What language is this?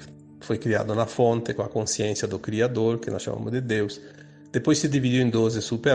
Portuguese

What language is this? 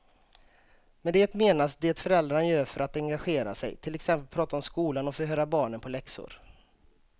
Swedish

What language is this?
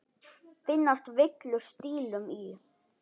Icelandic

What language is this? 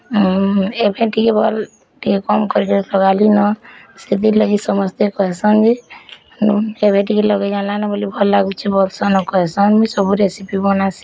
Odia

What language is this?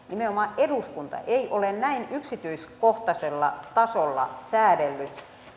Finnish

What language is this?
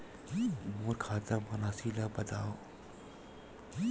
Chhattisgarhi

